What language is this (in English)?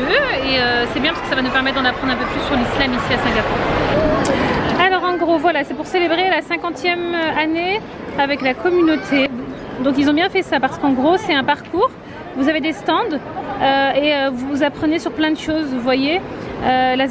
French